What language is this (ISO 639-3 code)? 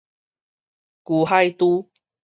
nan